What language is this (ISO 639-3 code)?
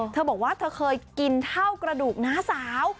tha